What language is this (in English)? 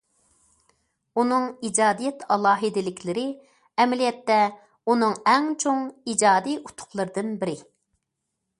Uyghur